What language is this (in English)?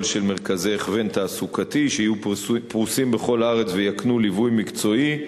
Hebrew